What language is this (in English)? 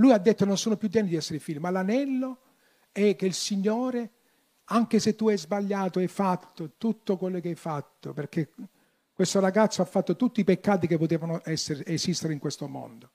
Italian